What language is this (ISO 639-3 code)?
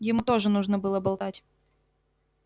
rus